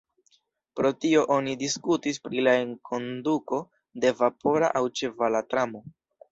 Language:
Esperanto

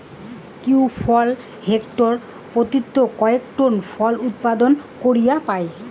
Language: Bangla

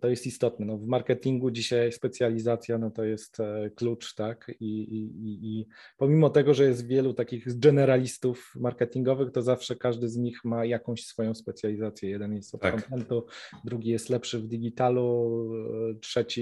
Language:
Polish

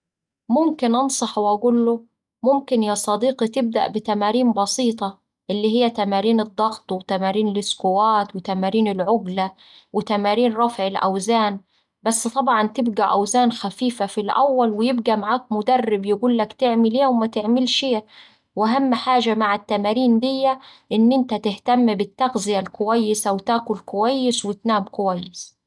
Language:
Saidi Arabic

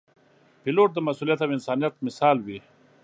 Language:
Pashto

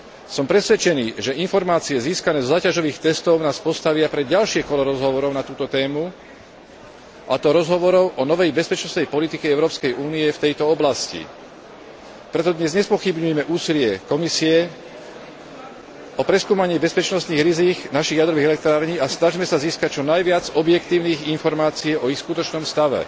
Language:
Slovak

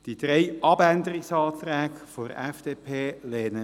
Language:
Swiss German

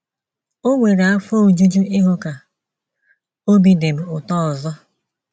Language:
Igbo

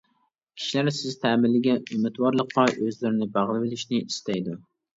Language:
Uyghur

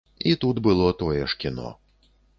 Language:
Belarusian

